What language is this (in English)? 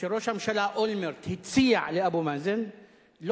Hebrew